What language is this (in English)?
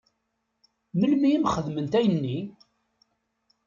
Kabyle